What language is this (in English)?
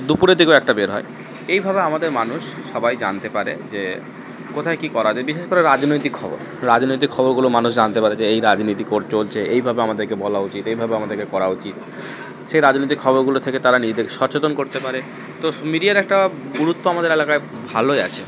Bangla